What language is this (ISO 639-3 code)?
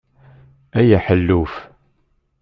kab